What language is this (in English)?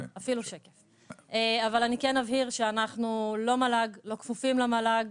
Hebrew